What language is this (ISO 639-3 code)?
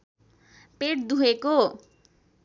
nep